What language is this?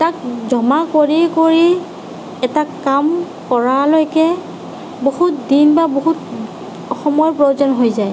Assamese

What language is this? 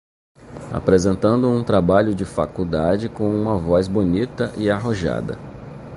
Portuguese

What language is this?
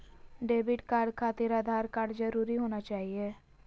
Magahi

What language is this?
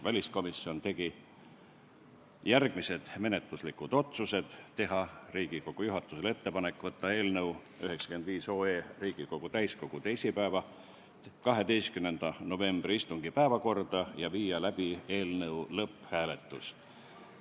Estonian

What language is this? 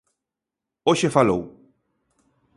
Galician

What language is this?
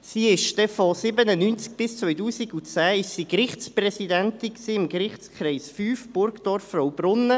Swiss German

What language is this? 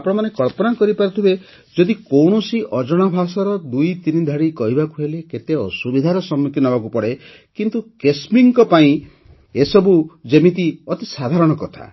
Odia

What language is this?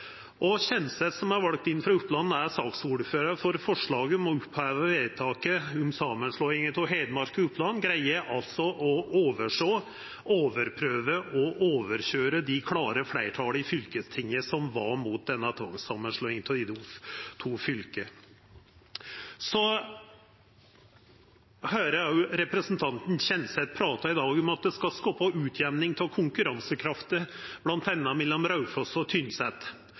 Norwegian Nynorsk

